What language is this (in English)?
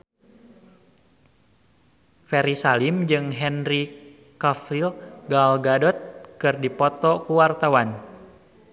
Sundanese